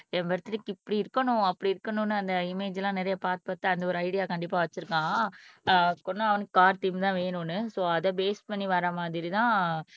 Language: Tamil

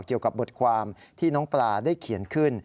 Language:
Thai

